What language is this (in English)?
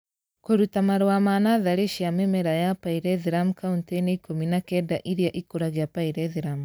Kikuyu